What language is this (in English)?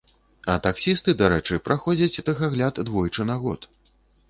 Belarusian